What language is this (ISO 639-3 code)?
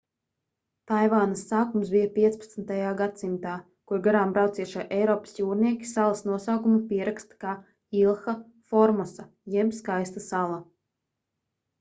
lav